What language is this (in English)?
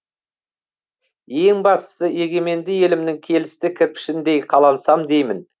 Kazakh